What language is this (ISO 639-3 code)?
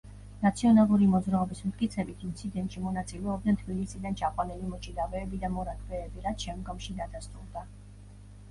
kat